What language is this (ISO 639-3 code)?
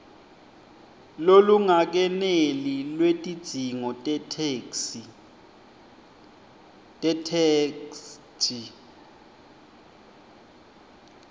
ssw